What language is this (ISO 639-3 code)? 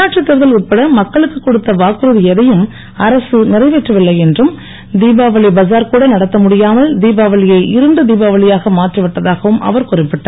tam